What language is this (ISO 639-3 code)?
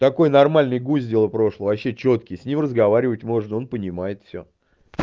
rus